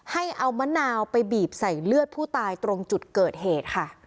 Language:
Thai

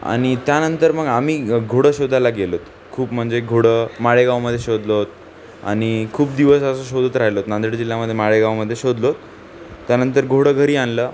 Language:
Marathi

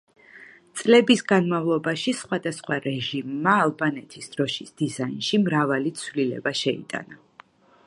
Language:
Georgian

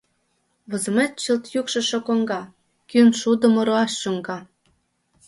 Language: Mari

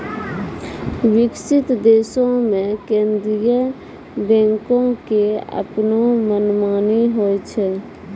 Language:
Maithili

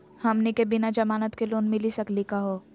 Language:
Magahi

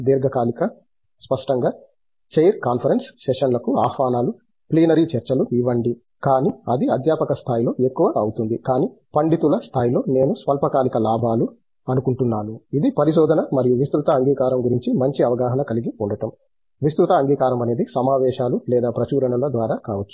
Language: Telugu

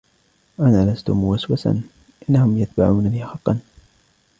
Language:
Arabic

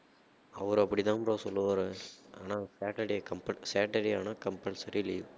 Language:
Tamil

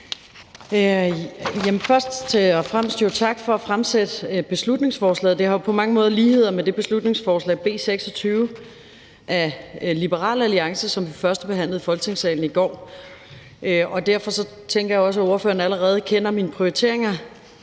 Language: Danish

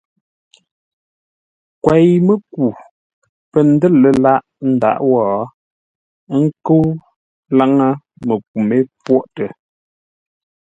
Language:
Ngombale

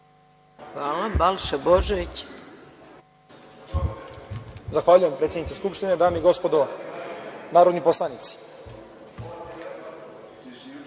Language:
Serbian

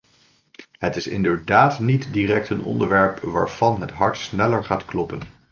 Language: Dutch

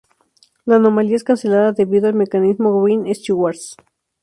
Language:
Spanish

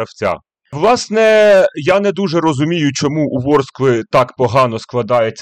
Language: Ukrainian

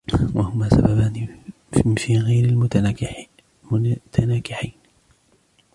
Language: Arabic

